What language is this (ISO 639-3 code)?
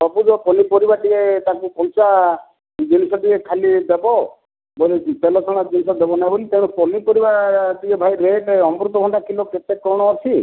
ori